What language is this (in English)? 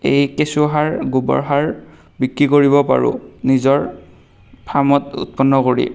Assamese